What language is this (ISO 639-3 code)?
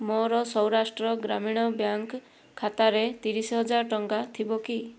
ori